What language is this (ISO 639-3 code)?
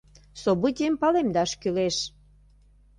chm